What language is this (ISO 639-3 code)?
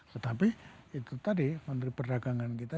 ind